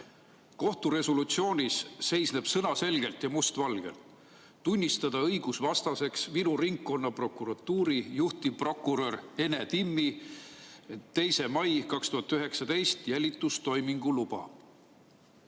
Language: Estonian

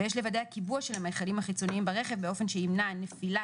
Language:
Hebrew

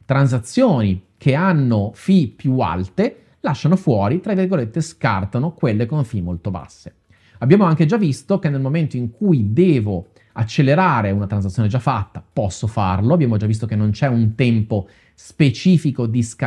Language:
Italian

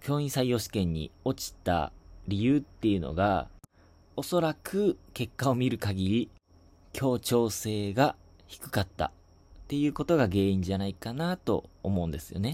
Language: Japanese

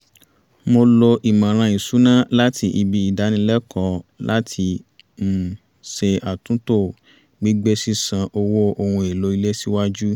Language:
Yoruba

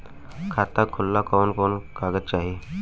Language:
Bhojpuri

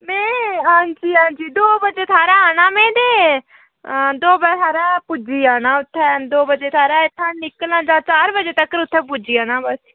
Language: Dogri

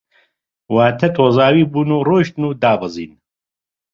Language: Central Kurdish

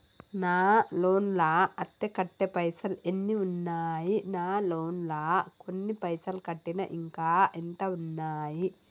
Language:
Telugu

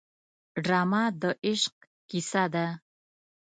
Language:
Pashto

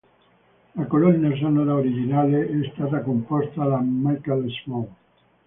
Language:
Italian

